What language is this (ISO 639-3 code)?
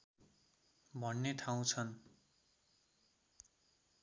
nep